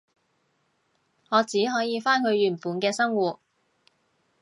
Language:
Cantonese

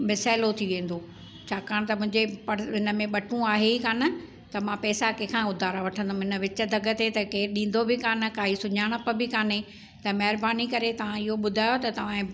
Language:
Sindhi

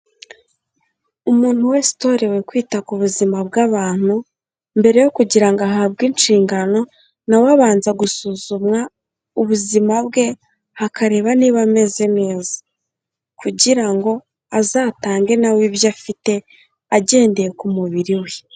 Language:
Kinyarwanda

